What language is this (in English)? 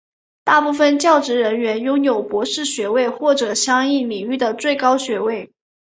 Chinese